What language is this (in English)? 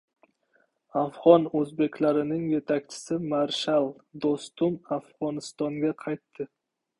Uzbek